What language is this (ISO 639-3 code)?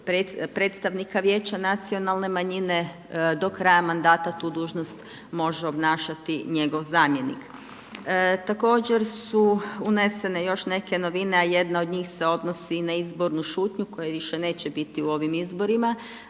hrv